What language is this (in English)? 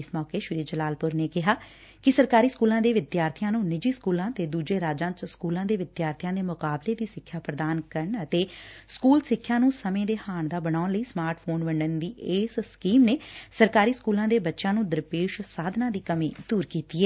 Punjabi